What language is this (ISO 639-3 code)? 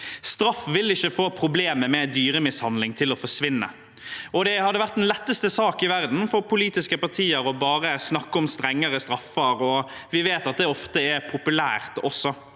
nor